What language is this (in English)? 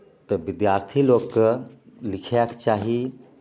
Maithili